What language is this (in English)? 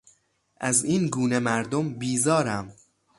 Persian